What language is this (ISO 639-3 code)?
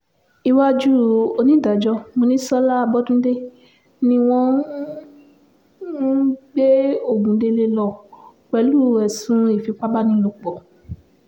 yor